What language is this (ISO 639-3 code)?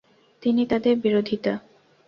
ben